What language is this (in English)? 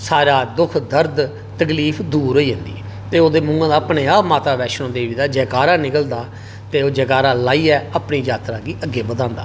Dogri